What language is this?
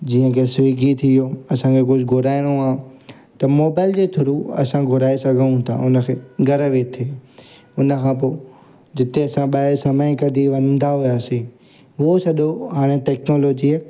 Sindhi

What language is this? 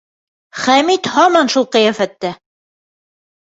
Bashkir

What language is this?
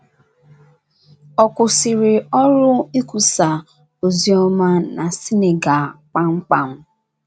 Igbo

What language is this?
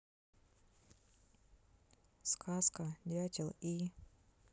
Russian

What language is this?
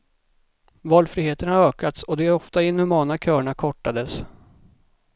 Swedish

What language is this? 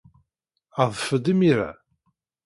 Kabyle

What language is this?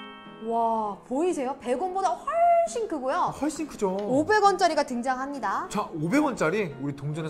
Korean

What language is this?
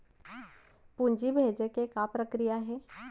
Chhattisgarhi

